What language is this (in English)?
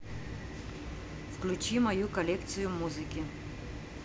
Russian